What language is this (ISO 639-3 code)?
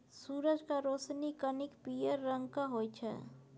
mai